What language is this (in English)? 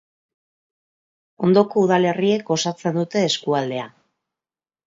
Basque